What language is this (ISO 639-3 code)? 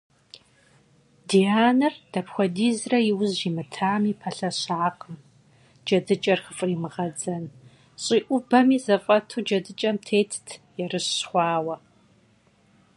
kbd